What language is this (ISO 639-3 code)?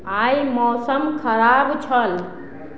mai